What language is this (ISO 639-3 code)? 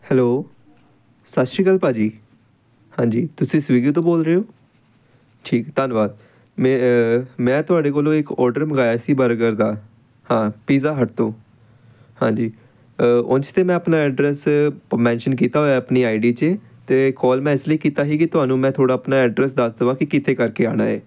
pan